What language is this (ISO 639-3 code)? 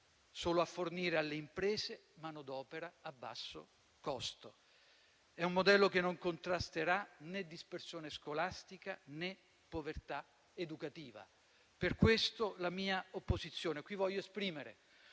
ita